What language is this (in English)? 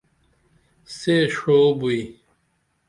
Dameli